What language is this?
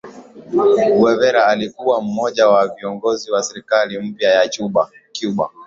Swahili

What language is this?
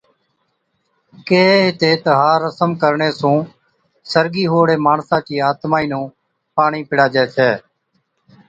Od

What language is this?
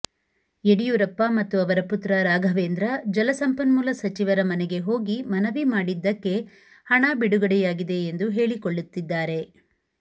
Kannada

